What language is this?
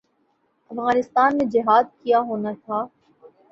Urdu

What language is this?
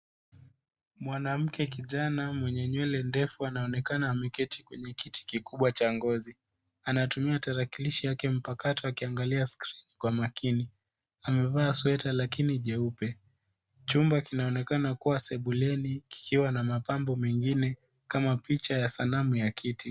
Swahili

